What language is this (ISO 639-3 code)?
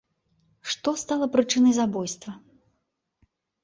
bel